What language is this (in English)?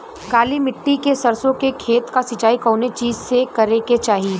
Bhojpuri